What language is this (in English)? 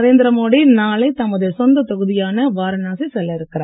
Tamil